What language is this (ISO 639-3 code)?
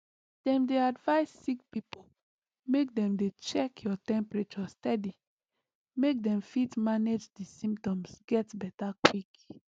pcm